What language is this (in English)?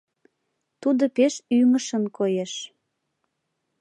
Mari